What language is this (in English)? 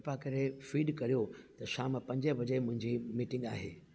Sindhi